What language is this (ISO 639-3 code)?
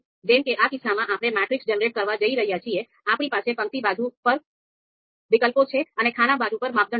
guj